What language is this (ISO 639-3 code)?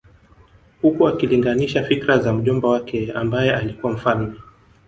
swa